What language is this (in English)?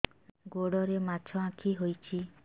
Odia